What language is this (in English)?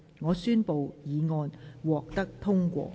Cantonese